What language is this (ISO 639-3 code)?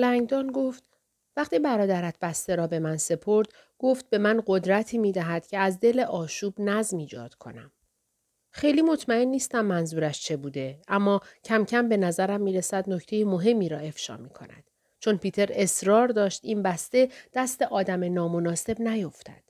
fas